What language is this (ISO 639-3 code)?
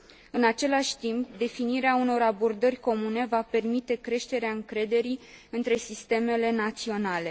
ron